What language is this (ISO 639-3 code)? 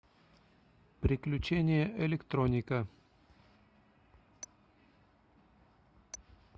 rus